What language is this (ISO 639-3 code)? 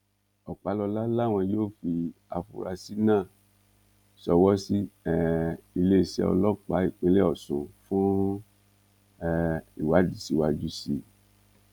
yor